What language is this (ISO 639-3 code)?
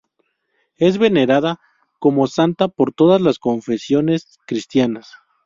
spa